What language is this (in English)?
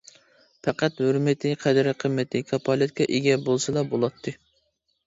Uyghur